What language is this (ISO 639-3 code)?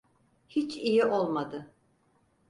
tur